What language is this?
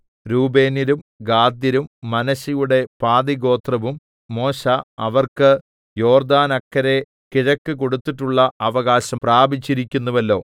Malayalam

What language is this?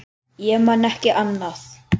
Icelandic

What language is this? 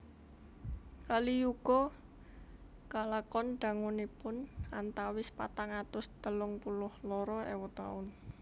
Javanese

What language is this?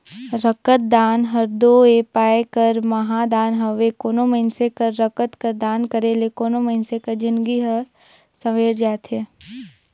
Chhattisgarhi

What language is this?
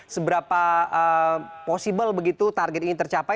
Indonesian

